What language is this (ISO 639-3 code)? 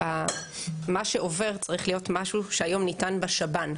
heb